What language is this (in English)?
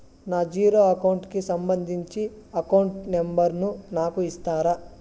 Telugu